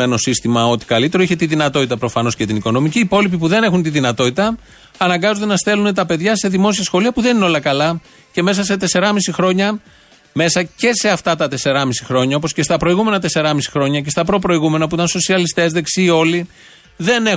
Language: Greek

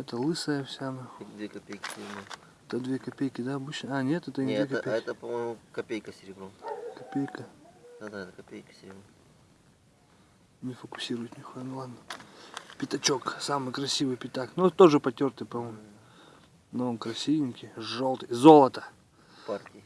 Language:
Russian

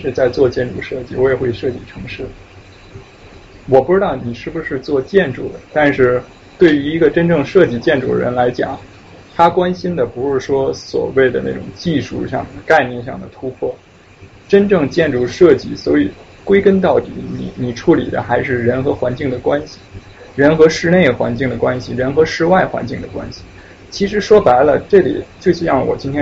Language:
Chinese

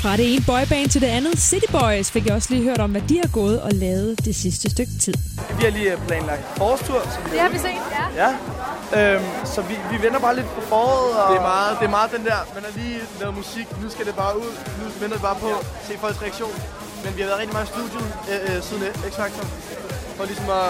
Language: Danish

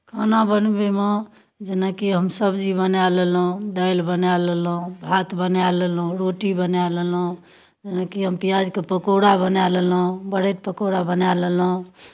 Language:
Maithili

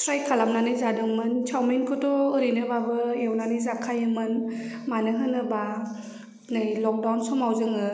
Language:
Bodo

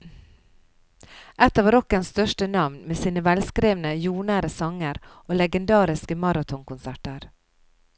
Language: Norwegian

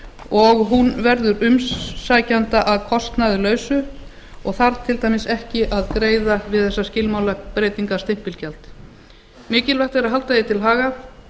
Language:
Icelandic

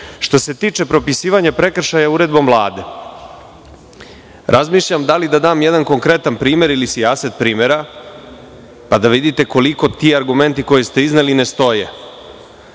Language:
Serbian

